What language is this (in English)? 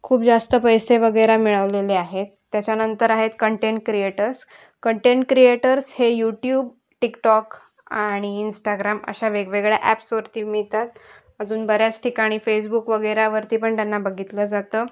Marathi